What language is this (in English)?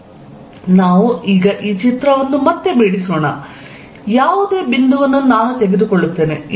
Kannada